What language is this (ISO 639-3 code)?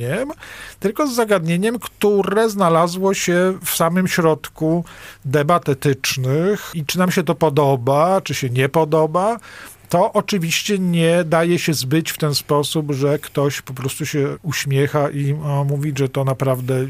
pol